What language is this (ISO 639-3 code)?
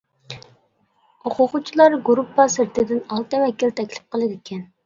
uig